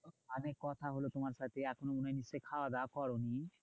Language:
Bangla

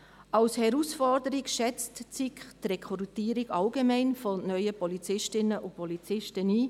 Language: Swiss German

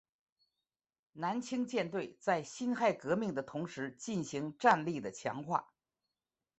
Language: Chinese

